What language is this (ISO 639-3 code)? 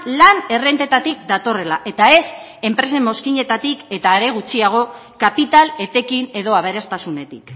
eus